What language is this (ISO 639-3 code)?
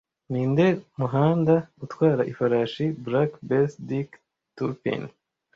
kin